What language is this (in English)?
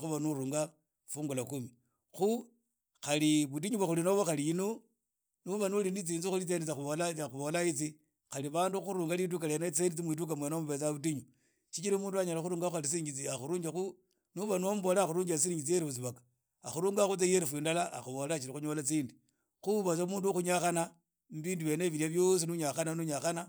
Idakho-Isukha-Tiriki